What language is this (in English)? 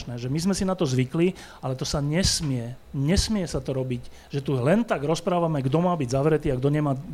Slovak